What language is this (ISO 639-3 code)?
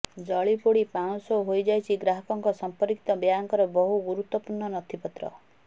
ori